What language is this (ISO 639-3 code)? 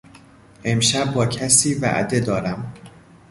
fas